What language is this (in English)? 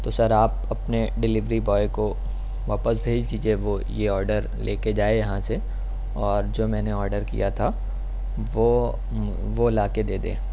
Urdu